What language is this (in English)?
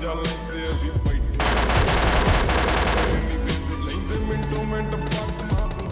English